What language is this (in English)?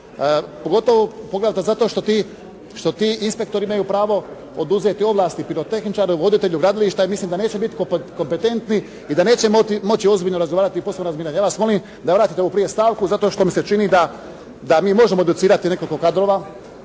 Croatian